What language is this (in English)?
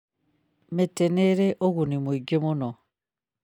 Kikuyu